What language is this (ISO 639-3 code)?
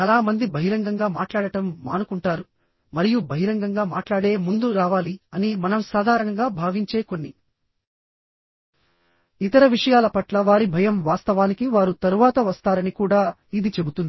tel